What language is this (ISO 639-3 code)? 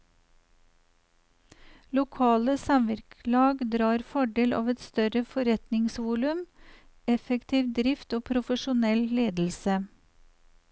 nor